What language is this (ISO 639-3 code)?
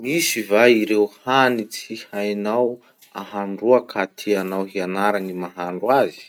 msh